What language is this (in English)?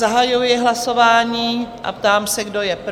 Czech